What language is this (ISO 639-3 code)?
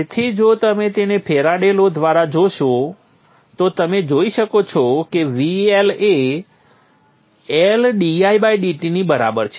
guj